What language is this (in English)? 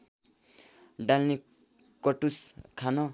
Nepali